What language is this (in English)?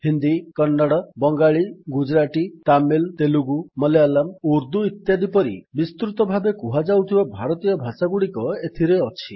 Odia